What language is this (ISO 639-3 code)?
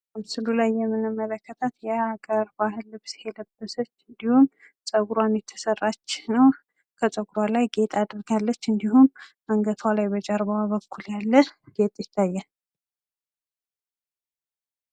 amh